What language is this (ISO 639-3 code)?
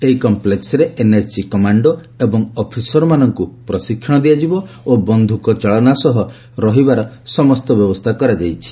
ori